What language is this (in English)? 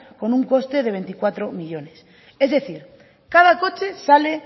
Spanish